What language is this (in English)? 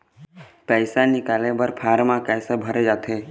Chhattisgarhi